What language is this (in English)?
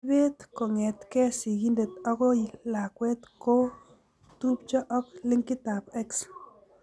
Kalenjin